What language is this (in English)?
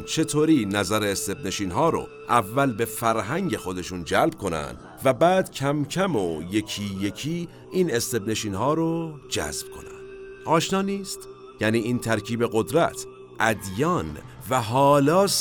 Persian